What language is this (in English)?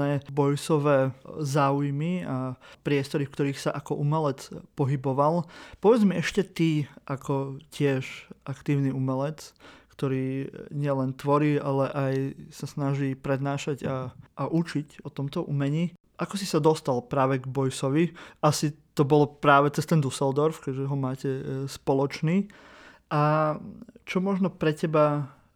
Slovak